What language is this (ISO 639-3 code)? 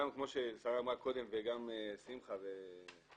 heb